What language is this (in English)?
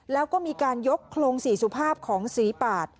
Thai